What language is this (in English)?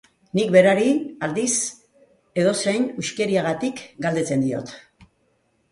Basque